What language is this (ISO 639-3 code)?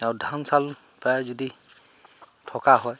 asm